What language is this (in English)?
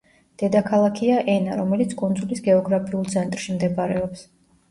Georgian